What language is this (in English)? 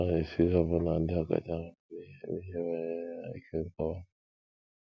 Igbo